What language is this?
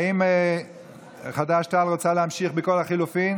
Hebrew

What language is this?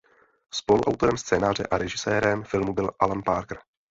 Czech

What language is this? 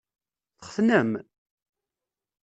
Kabyle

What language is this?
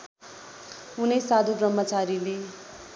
Nepali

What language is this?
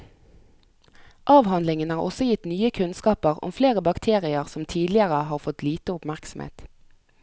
Norwegian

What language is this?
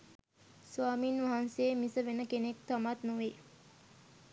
Sinhala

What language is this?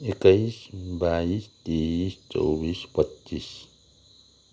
Nepali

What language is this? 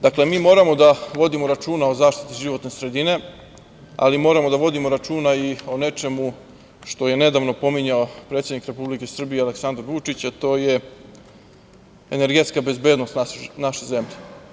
Serbian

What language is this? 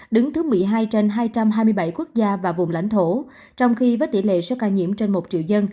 Vietnamese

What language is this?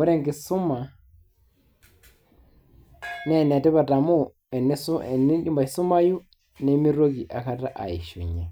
Masai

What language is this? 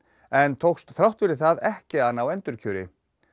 Icelandic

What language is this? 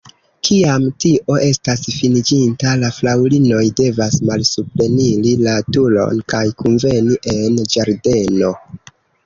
Esperanto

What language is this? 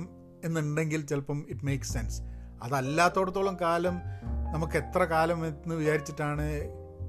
Malayalam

